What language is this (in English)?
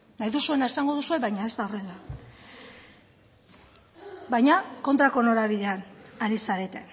Basque